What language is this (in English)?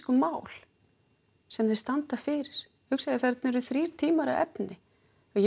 Icelandic